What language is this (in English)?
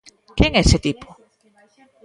Galician